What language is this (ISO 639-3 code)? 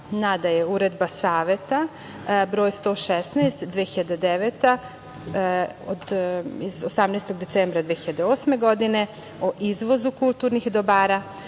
srp